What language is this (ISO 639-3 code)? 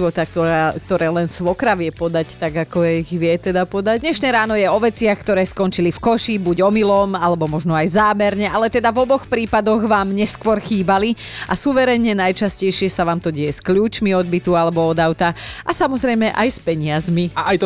slk